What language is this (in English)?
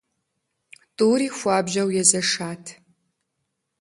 Kabardian